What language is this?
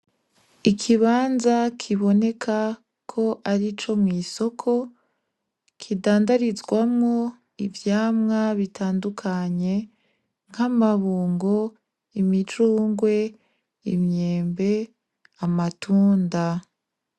Rundi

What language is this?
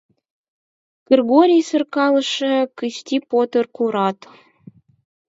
Mari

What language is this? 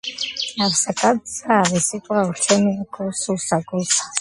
Georgian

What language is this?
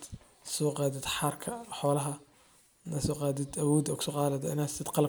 Somali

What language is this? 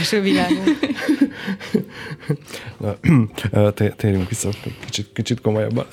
Hungarian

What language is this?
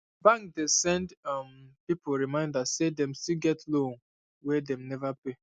Nigerian Pidgin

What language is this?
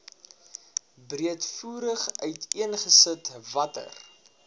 Afrikaans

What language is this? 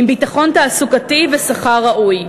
Hebrew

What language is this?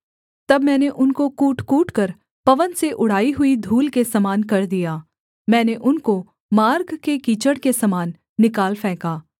Hindi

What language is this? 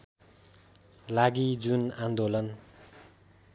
Nepali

